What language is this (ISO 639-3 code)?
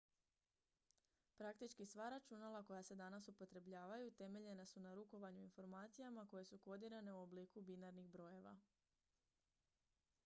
hrv